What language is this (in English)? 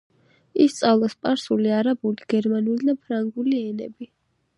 Georgian